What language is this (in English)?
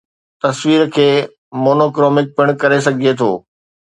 Sindhi